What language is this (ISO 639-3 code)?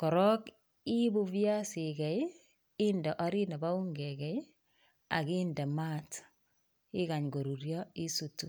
kln